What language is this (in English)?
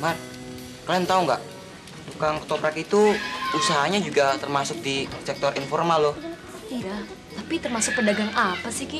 Indonesian